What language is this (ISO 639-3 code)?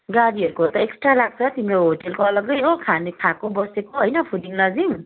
nep